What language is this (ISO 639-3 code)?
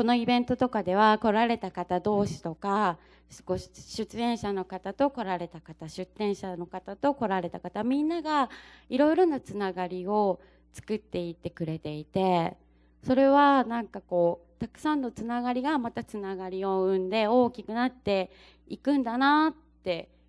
jpn